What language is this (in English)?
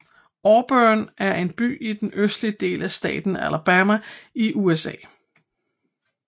Danish